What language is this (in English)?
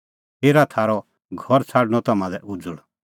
Kullu Pahari